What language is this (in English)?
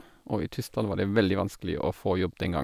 Norwegian